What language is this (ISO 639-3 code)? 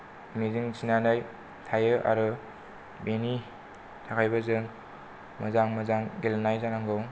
brx